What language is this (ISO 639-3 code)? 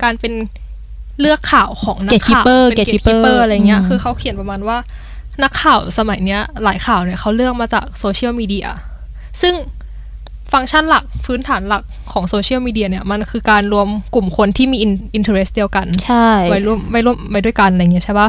tha